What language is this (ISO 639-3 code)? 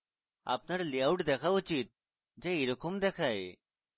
ben